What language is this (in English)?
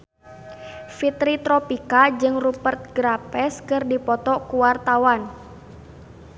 Sundanese